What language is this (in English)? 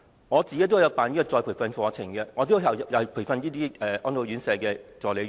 Cantonese